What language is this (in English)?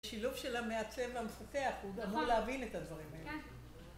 Hebrew